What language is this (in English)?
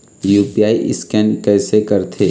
Chhattisgarhi